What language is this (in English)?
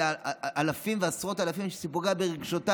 Hebrew